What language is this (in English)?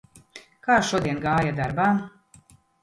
Latvian